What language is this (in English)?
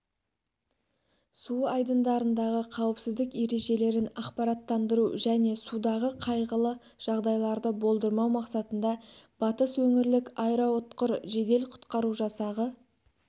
Kazakh